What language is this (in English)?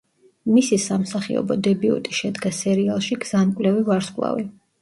Georgian